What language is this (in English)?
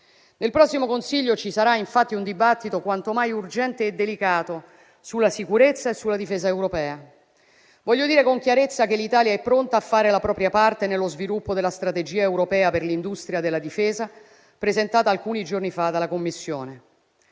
Italian